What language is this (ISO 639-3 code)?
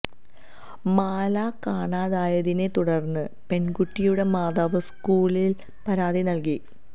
mal